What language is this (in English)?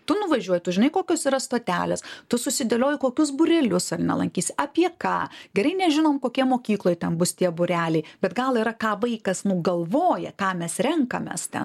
Lithuanian